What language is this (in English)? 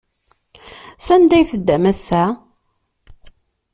Kabyle